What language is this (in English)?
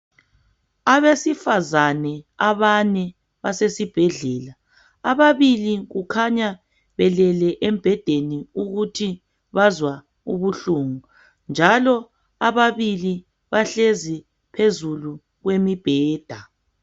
North Ndebele